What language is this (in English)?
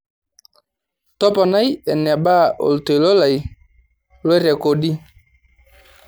Masai